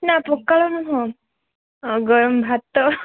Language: Odia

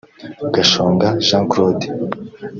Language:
Kinyarwanda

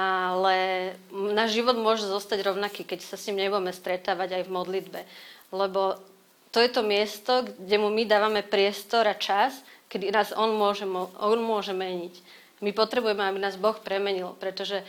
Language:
Slovak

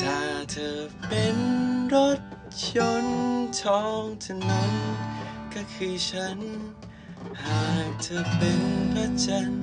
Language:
Thai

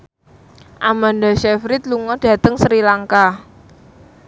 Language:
Javanese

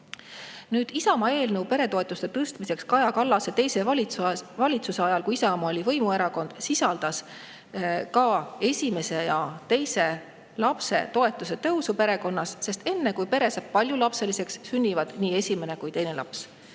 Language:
Estonian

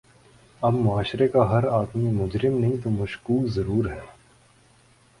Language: Urdu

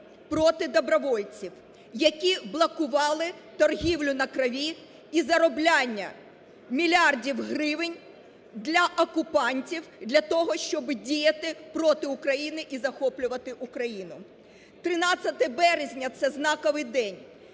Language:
Ukrainian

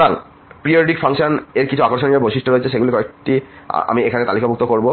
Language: Bangla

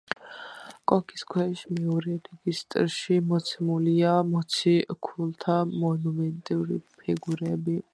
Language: Georgian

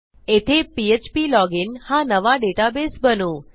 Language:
Marathi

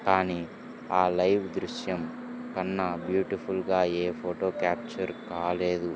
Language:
Telugu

